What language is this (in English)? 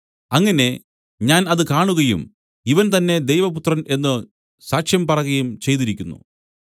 Malayalam